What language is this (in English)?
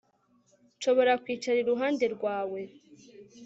Kinyarwanda